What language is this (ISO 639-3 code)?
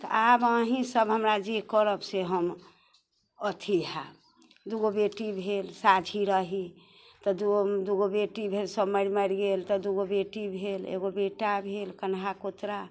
mai